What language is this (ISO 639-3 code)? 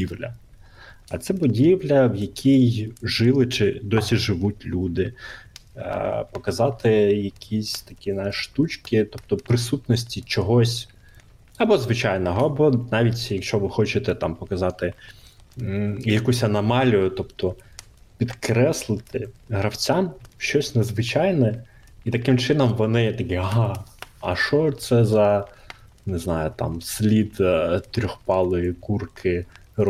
ukr